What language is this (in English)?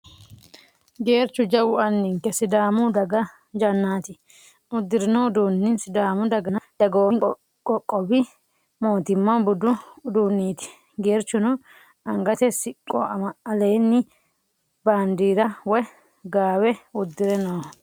Sidamo